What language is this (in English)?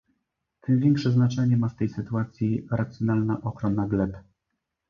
Polish